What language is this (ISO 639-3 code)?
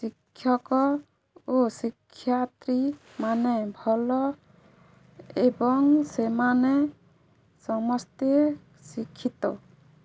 ori